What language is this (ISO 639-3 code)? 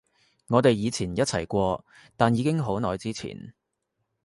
yue